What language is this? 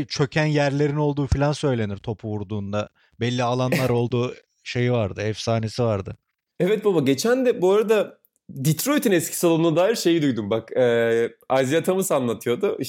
Turkish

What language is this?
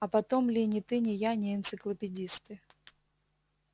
Russian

